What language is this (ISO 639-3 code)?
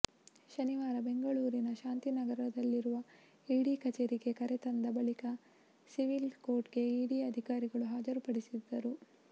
kan